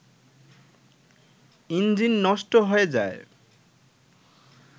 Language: Bangla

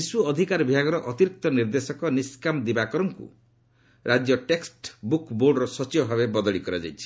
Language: Odia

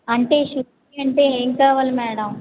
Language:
Telugu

